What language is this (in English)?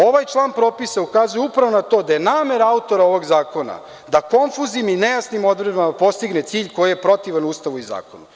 Serbian